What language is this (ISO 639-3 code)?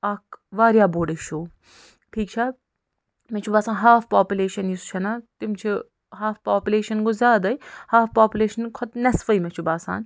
kas